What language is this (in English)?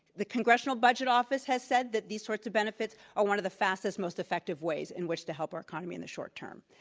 English